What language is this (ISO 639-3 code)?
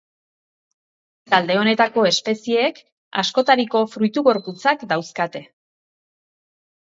eus